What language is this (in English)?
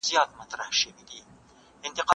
Pashto